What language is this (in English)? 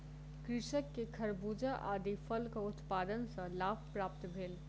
Maithili